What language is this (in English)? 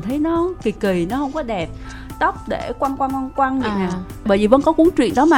Vietnamese